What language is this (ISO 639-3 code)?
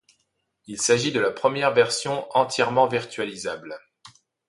fra